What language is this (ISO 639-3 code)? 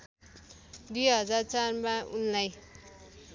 nep